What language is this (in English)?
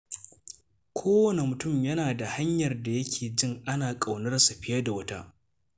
Hausa